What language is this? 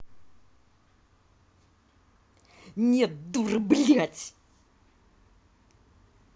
Russian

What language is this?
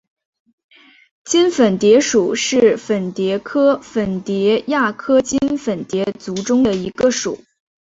Chinese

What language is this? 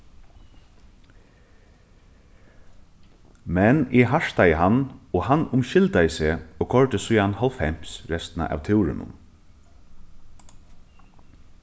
Faroese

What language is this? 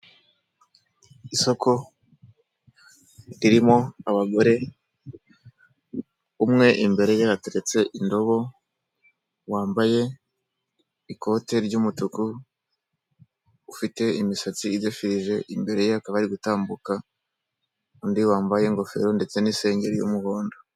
Kinyarwanda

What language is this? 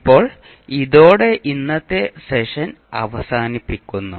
Malayalam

